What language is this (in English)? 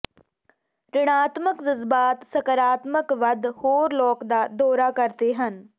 Punjabi